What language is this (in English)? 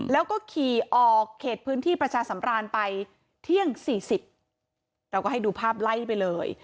Thai